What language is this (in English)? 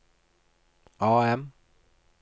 Norwegian